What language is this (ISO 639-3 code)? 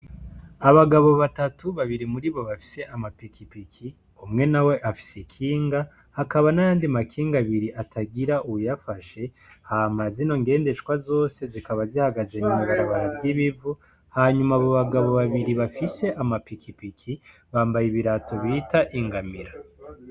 run